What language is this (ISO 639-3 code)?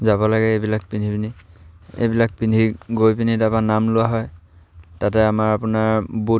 asm